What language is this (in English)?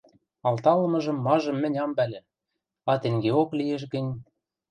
Western Mari